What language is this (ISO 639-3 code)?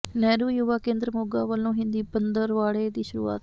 pan